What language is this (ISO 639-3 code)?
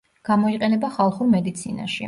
kat